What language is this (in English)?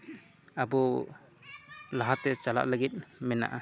Santali